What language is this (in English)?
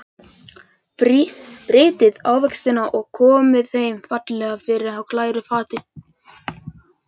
Icelandic